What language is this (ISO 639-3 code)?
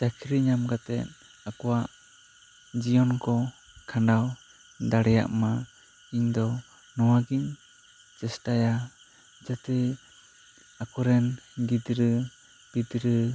sat